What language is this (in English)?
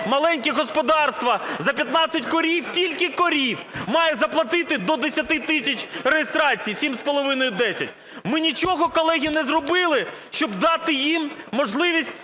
Ukrainian